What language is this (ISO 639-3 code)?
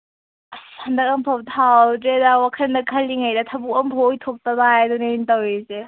mni